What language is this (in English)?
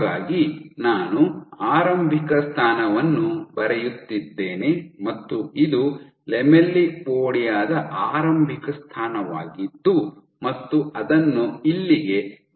Kannada